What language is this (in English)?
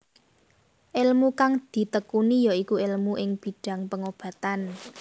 Javanese